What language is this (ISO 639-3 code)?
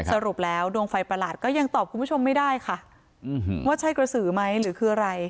tha